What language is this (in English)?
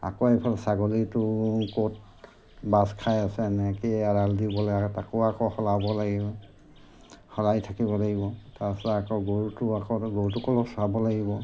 Assamese